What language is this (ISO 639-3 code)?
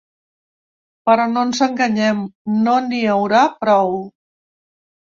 cat